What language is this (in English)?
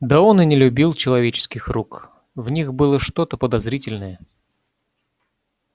Russian